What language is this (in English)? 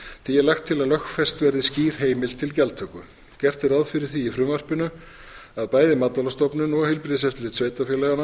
Icelandic